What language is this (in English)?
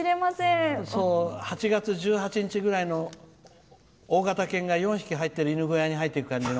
Japanese